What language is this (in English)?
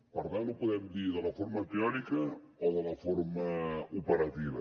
Catalan